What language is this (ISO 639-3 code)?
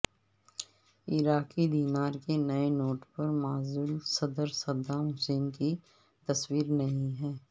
urd